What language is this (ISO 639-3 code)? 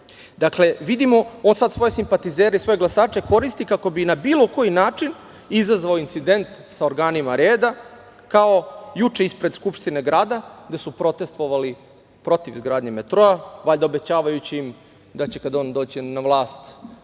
srp